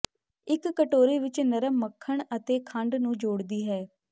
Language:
Punjabi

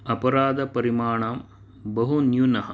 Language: Sanskrit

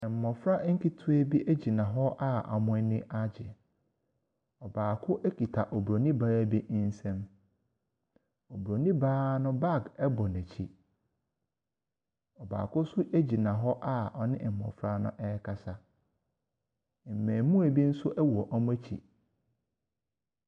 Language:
Akan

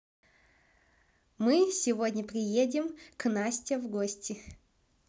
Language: Russian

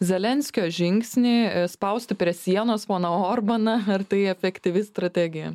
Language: Lithuanian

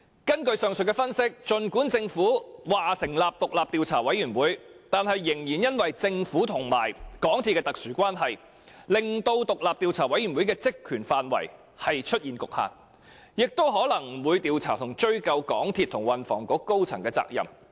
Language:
Cantonese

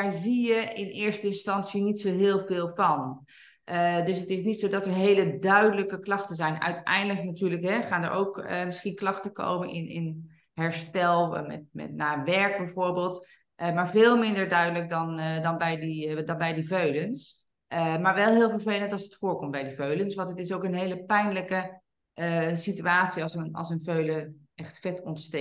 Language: Dutch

